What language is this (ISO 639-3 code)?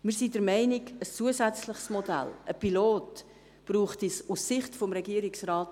gsw